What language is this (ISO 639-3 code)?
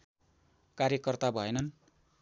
nep